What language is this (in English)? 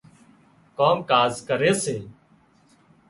Wadiyara Koli